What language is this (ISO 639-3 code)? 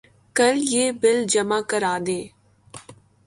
urd